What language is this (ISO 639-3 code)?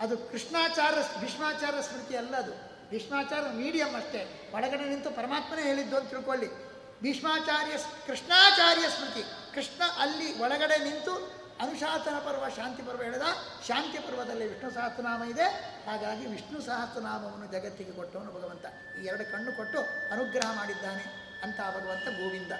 kan